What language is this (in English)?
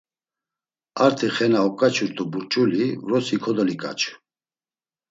Laz